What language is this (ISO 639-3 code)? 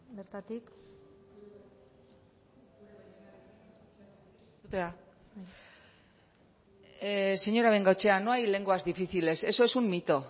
spa